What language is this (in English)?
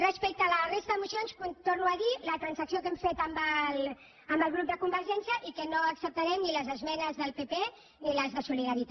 Catalan